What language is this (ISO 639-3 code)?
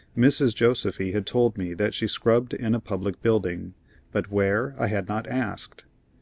eng